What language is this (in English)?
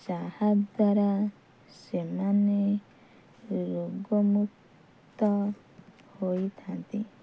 Odia